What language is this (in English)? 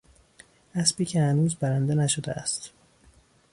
Persian